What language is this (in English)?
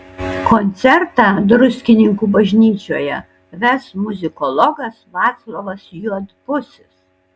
Lithuanian